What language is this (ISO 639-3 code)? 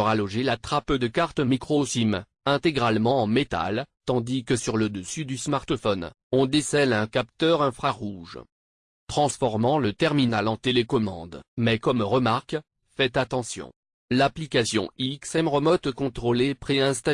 fra